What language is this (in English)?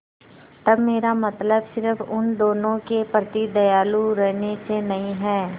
Hindi